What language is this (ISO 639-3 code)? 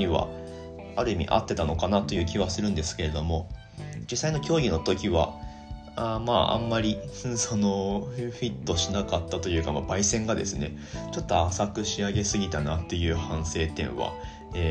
jpn